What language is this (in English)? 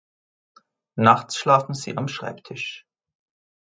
German